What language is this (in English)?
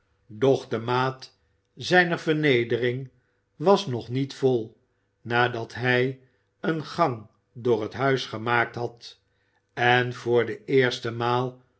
Dutch